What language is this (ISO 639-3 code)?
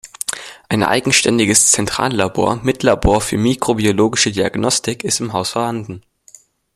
deu